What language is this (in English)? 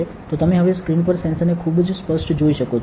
Gujarati